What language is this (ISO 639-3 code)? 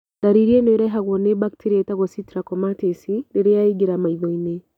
kik